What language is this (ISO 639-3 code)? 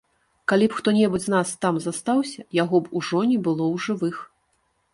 bel